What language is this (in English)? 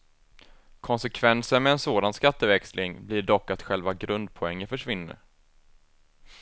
Swedish